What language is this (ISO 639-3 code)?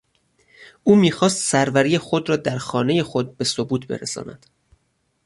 fas